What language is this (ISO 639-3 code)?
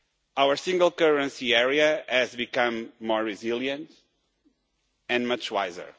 eng